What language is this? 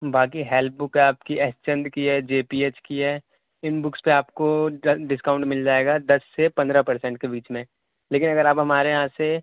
Urdu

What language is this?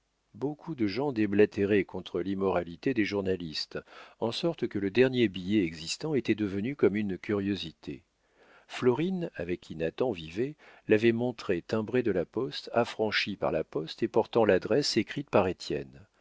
French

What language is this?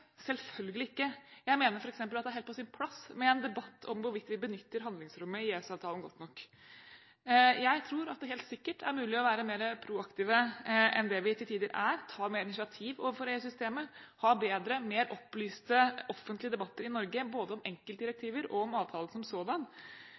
Norwegian Bokmål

